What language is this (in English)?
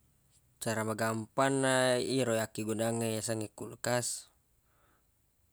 Buginese